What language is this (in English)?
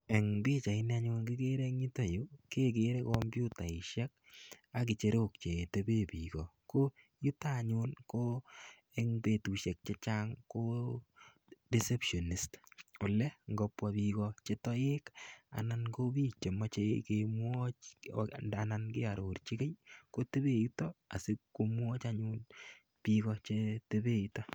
Kalenjin